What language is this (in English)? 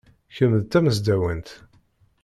Kabyle